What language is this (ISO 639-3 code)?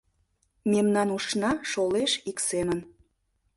chm